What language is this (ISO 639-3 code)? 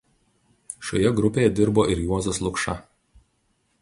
lit